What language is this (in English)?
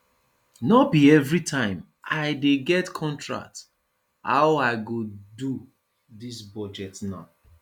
Nigerian Pidgin